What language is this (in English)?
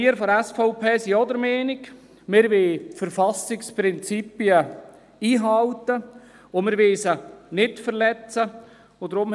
Swiss German